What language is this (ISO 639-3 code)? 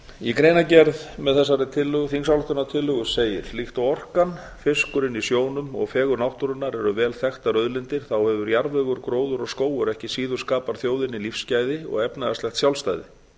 isl